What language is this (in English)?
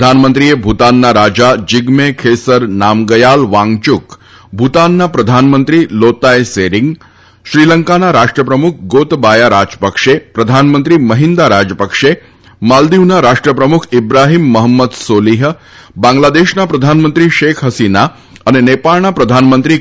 Gujarati